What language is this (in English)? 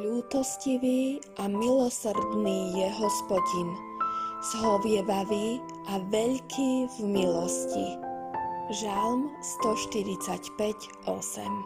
Slovak